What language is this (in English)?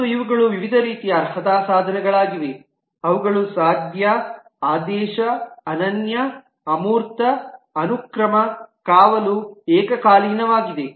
Kannada